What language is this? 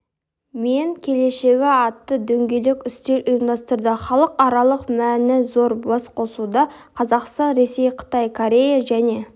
Kazakh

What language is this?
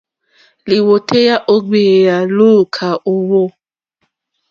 Mokpwe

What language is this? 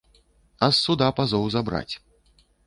Belarusian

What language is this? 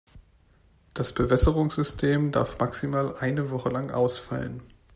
German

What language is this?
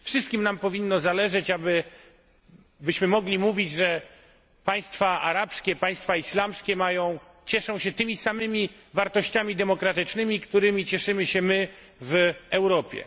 Polish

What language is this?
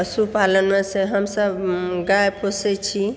Maithili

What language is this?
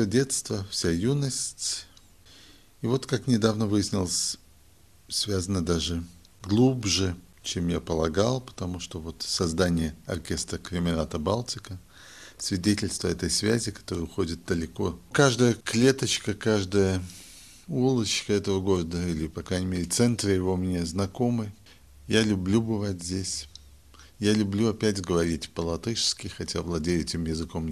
Russian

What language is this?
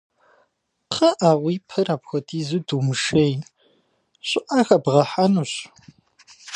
Kabardian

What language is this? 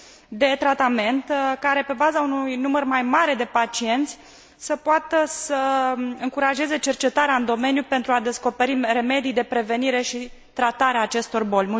Romanian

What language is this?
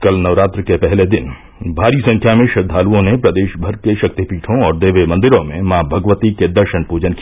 Hindi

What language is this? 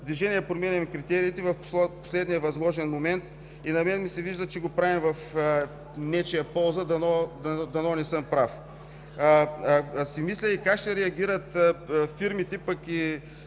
Bulgarian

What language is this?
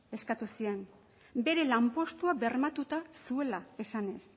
Basque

